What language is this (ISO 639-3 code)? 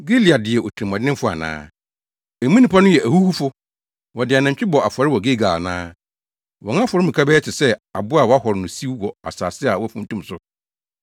aka